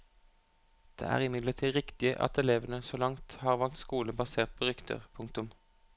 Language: Norwegian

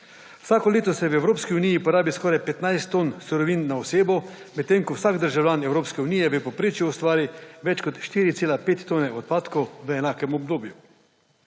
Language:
Slovenian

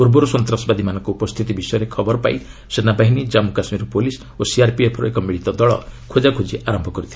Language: Odia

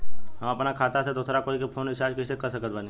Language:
Bhojpuri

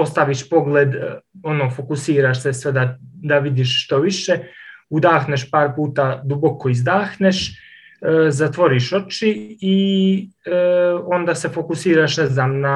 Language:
Croatian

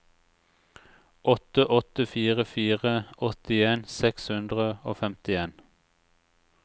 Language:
Norwegian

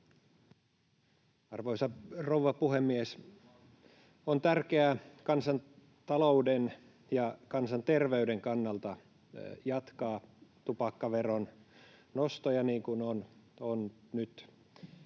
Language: Finnish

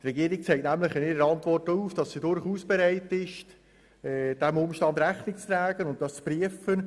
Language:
Swiss German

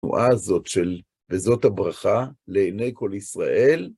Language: Hebrew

